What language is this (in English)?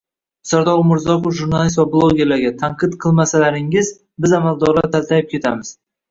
Uzbek